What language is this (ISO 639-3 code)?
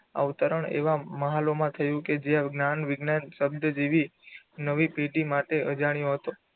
guj